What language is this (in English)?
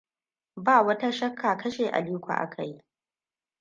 Hausa